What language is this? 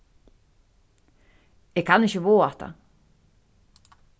Faroese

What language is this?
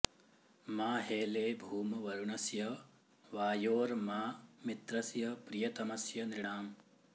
Sanskrit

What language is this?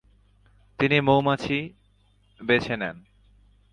Bangla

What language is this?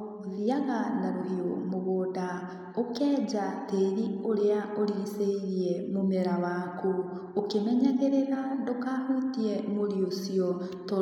Kikuyu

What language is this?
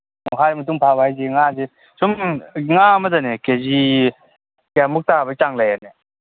Manipuri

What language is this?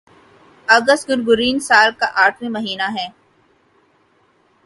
Urdu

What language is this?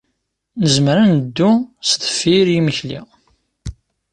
Kabyle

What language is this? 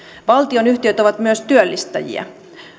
Finnish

